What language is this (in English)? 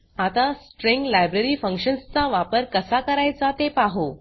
Marathi